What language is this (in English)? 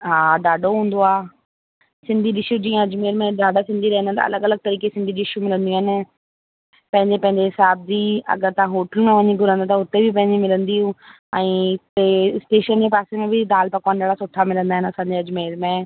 Sindhi